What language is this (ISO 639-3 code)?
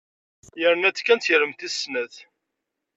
kab